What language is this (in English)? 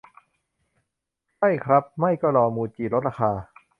Thai